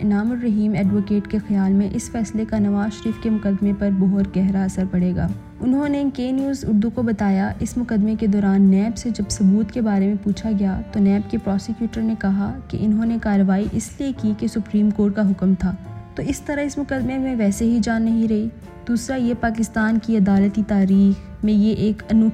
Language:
Urdu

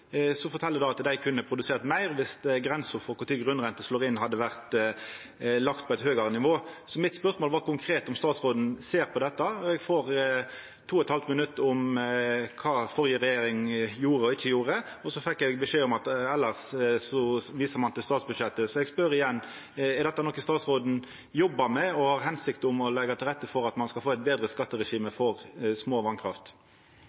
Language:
Norwegian Nynorsk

